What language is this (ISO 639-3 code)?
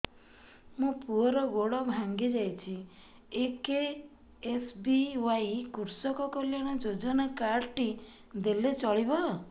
ori